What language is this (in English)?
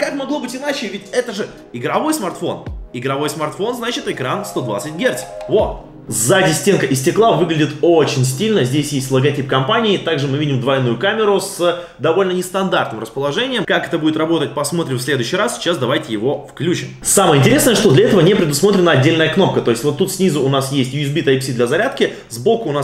Russian